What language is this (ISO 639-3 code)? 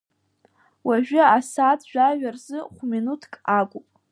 abk